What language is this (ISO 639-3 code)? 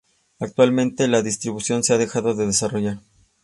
spa